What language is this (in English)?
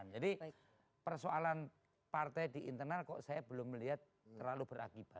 Indonesian